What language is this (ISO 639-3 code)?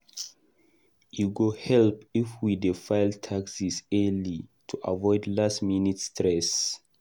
pcm